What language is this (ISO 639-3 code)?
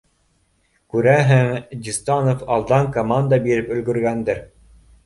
bak